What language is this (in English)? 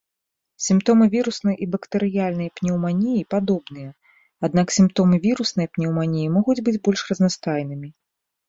Belarusian